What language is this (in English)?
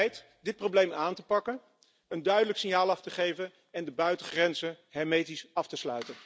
Dutch